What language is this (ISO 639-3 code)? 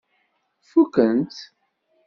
kab